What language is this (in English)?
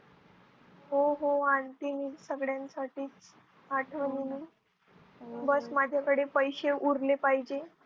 Marathi